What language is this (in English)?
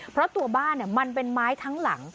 Thai